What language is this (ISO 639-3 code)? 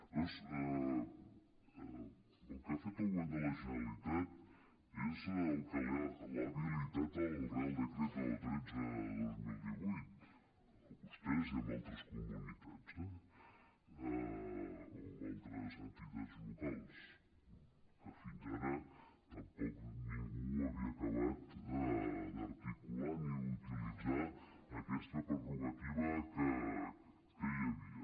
cat